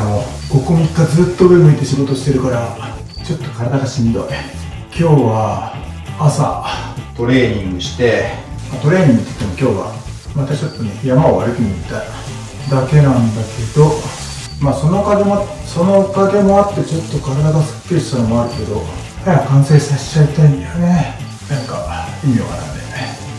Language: Japanese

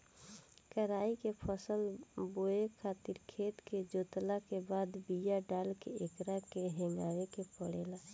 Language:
Bhojpuri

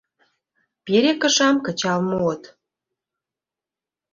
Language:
Mari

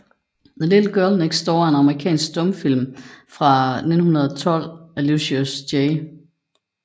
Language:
Danish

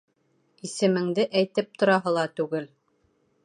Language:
Bashkir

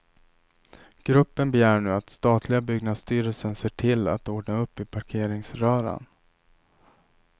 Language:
Swedish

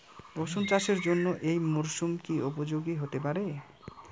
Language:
Bangla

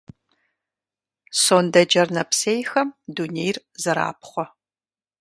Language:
Kabardian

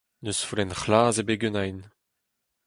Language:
Breton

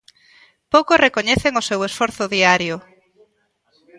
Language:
Galician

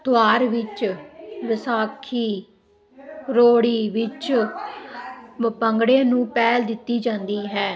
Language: Punjabi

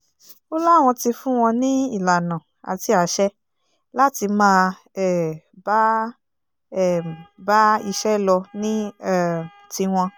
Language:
Yoruba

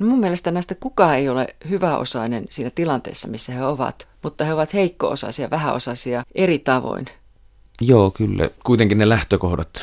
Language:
Finnish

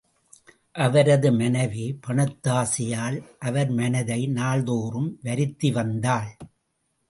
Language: Tamil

